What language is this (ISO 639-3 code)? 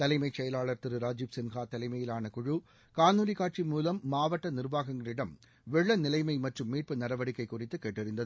tam